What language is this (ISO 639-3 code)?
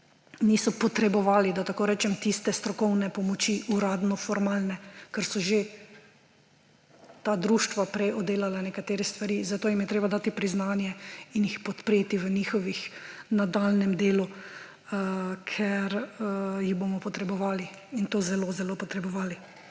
slv